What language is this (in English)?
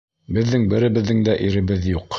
Bashkir